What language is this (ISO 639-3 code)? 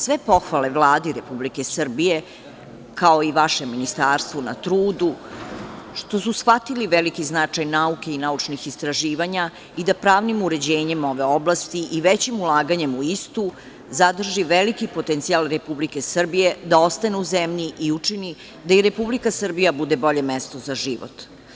srp